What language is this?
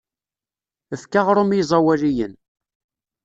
Kabyle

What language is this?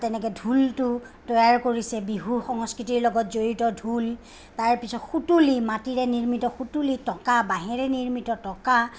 Assamese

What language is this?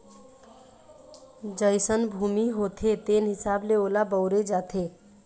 Chhattisgarhi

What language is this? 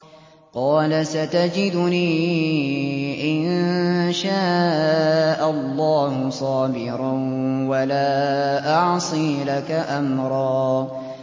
Arabic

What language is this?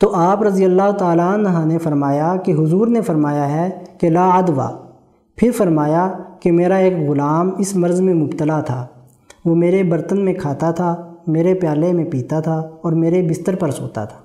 Urdu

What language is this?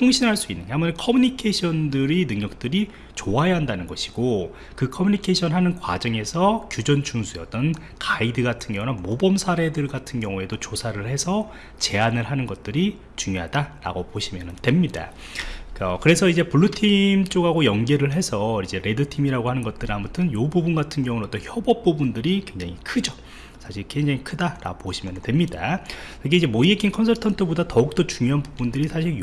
Korean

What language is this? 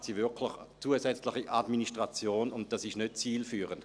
Swiss German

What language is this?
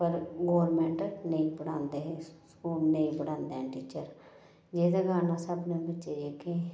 Dogri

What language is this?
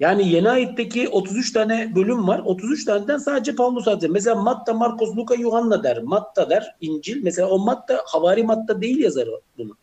Turkish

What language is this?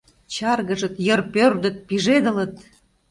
Mari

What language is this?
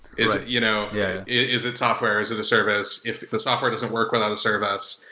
English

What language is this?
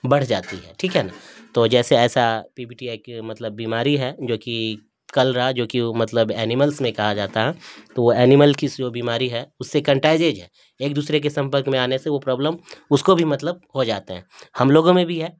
Urdu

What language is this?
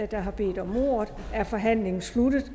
Danish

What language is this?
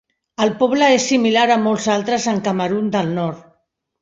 Catalan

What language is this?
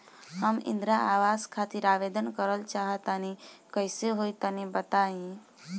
Bhojpuri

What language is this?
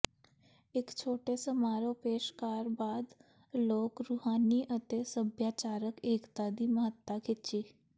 Punjabi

